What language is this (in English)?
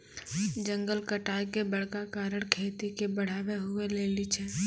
Maithili